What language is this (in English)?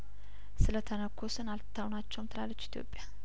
Amharic